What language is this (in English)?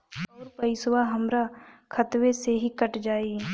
Bhojpuri